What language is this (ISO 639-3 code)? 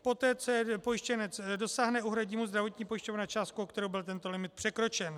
ces